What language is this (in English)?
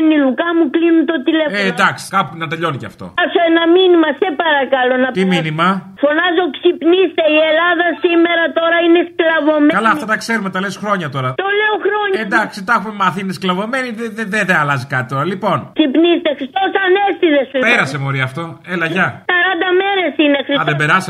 Greek